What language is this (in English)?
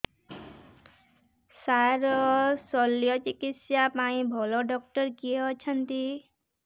Odia